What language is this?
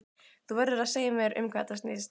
Icelandic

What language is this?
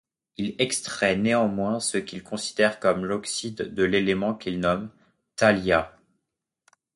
French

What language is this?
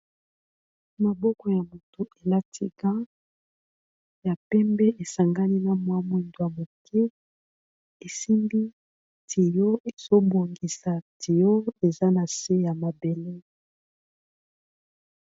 Lingala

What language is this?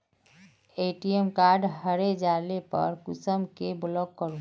Magahi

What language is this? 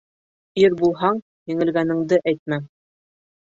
Bashkir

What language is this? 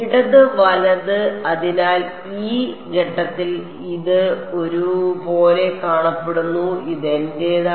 Malayalam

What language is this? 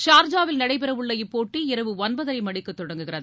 Tamil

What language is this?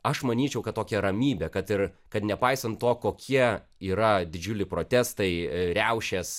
Lithuanian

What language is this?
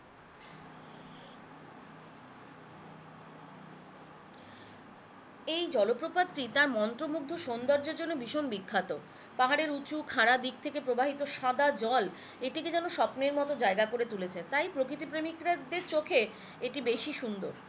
Bangla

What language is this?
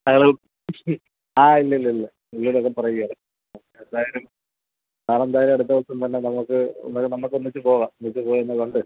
Malayalam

